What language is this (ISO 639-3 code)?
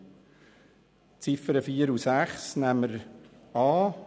gsw